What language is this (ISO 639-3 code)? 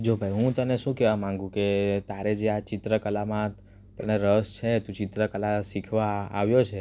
guj